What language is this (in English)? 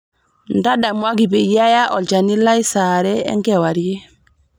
Masai